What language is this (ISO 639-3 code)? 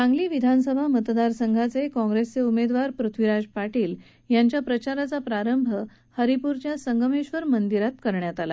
mar